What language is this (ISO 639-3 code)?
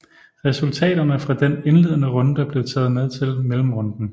dan